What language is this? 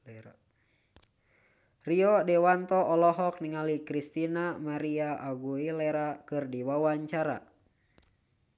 Sundanese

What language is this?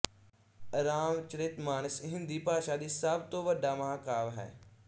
Punjabi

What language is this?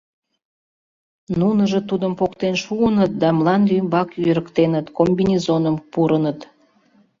Mari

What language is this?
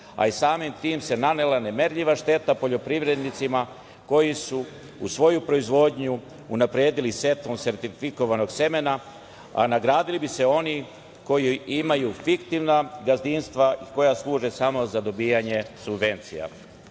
Serbian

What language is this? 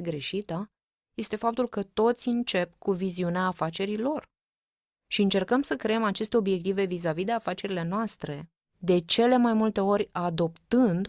Romanian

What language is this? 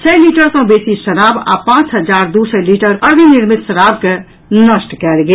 Maithili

